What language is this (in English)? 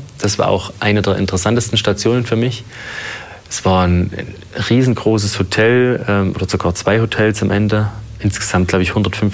German